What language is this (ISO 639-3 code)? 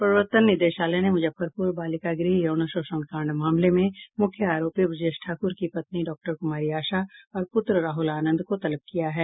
hin